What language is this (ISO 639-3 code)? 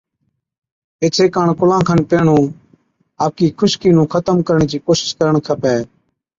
odk